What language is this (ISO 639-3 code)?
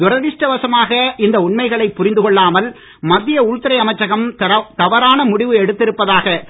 tam